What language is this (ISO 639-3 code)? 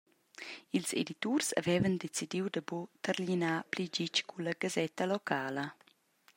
roh